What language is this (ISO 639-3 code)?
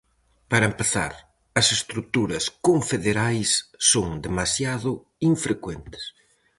glg